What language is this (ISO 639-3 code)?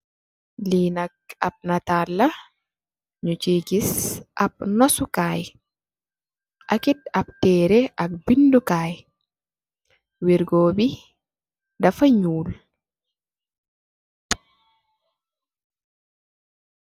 wol